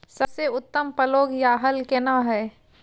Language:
Maithili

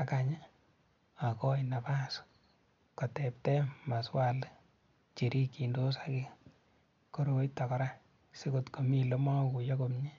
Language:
Kalenjin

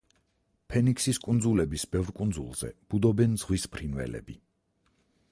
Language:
Georgian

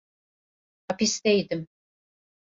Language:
Turkish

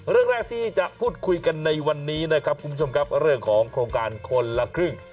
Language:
Thai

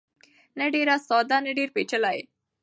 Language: Pashto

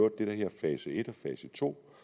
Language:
Danish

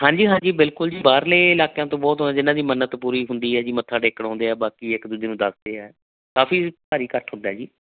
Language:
Punjabi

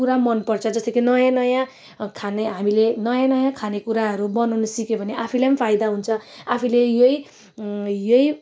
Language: Nepali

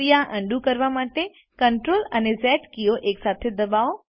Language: Gujarati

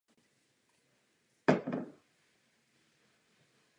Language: Czech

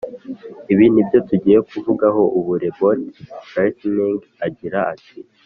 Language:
Kinyarwanda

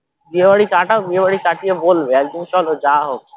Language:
Bangla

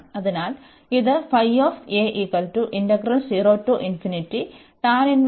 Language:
Malayalam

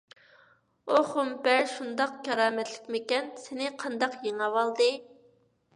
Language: Uyghur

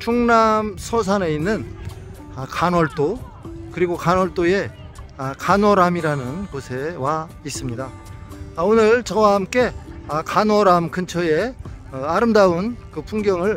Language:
Korean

